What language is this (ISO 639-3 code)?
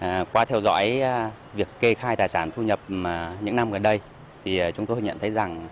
vie